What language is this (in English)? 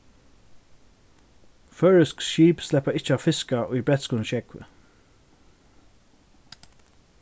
Faroese